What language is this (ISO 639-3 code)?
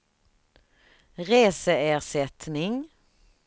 swe